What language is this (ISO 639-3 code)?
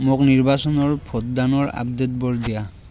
asm